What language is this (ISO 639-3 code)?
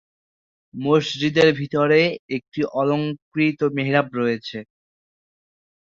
ben